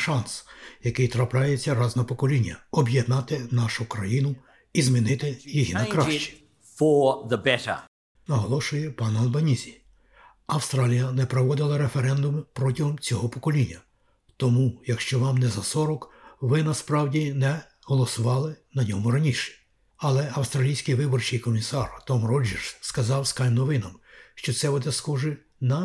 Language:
Ukrainian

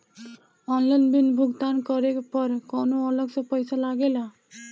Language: Bhojpuri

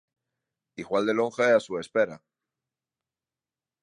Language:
Galician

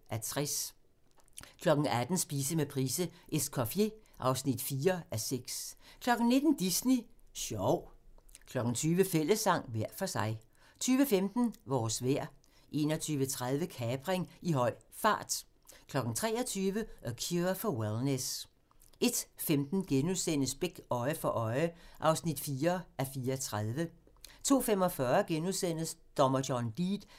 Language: Danish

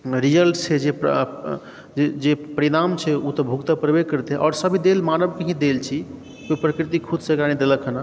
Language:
Maithili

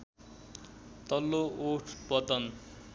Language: Nepali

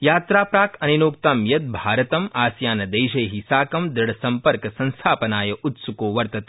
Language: Sanskrit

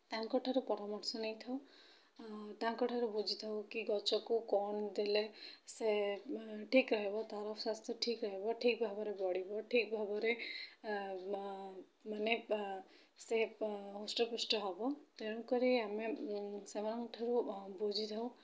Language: Odia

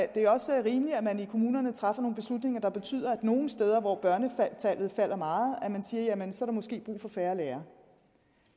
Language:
Danish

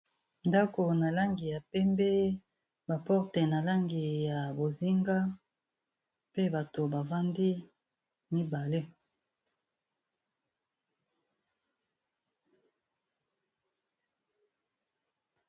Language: Lingala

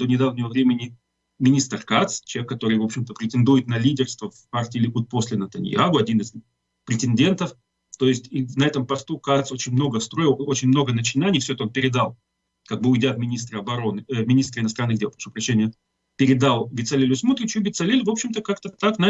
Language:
Russian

